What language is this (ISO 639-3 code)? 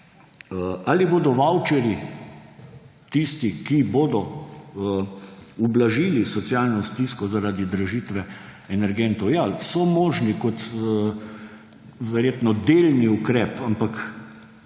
slv